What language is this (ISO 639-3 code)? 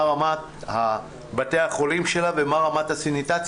heb